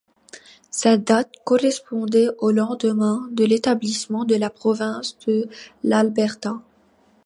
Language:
French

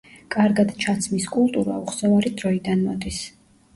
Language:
Georgian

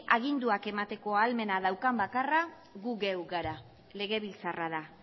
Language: Basque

